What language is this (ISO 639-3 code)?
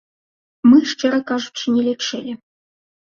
bel